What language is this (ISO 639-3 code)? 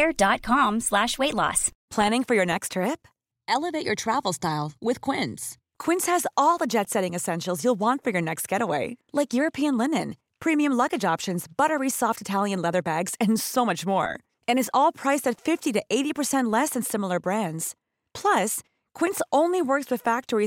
swe